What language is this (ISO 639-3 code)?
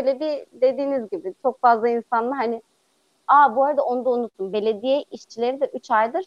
tur